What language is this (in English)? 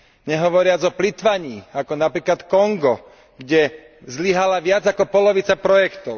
Slovak